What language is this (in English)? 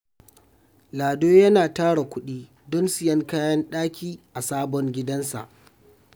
Hausa